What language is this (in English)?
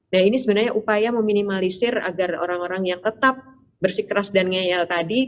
Indonesian